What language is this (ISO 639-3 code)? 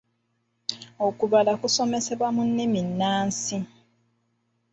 lug